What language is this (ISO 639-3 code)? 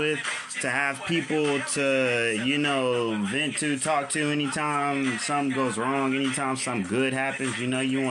eng